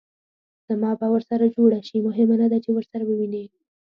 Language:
Pashto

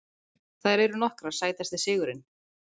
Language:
Icelandic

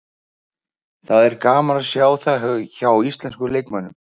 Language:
Icelandic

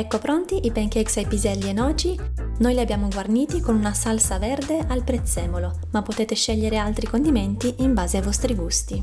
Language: Italian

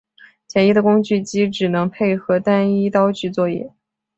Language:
Chinese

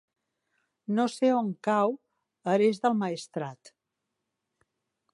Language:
Catalan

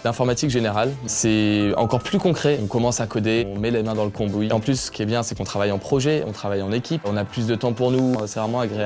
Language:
French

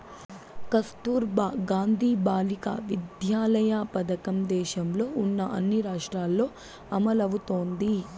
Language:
Telugu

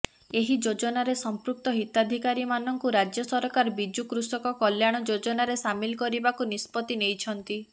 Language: Odia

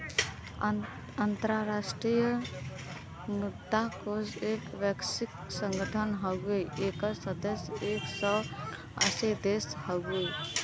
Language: Bhojpuri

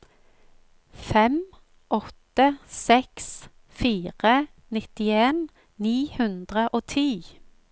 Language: Norwegian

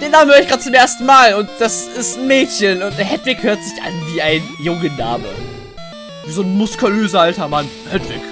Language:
German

